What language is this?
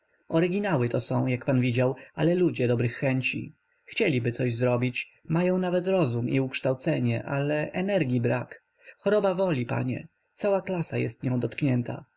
Polish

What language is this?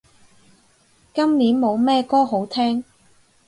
Cantonese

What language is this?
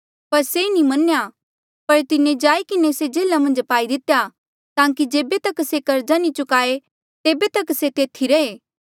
Mandeali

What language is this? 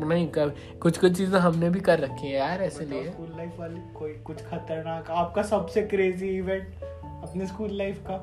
Hindi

